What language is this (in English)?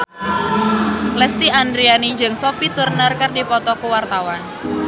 Sundanese